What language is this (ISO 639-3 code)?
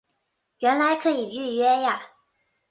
zho